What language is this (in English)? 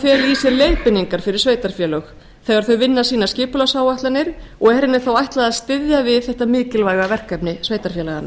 Icelandic